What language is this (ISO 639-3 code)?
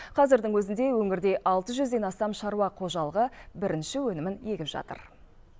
kaz